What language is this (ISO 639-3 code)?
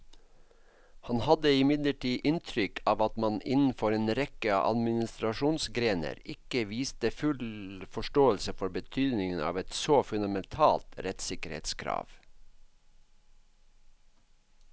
nor